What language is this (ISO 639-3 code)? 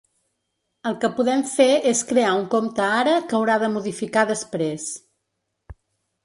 cat